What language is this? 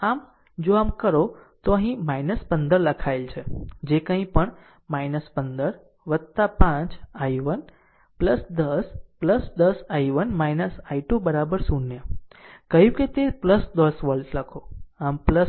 Gujarati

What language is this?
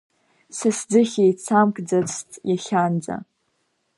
Abkhazian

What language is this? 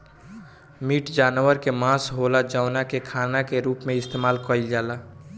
Bhojpuri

